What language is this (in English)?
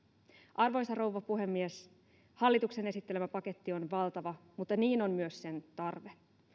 Finnish